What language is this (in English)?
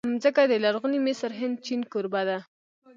Pashto